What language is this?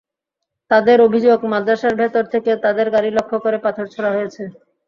Bangla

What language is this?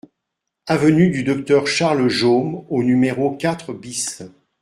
French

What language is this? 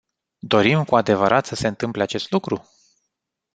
Romanian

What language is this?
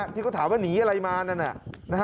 Thai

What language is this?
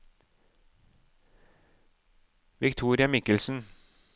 Norwegian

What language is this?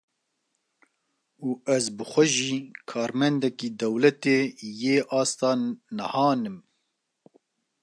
Kurdish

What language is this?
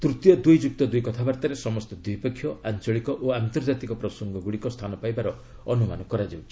Odia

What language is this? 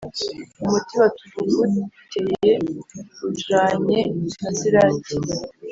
Kinyarwanda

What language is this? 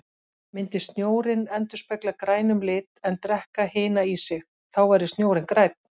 Icelandic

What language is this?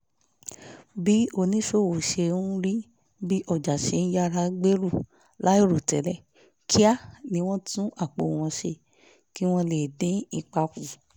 Yoruba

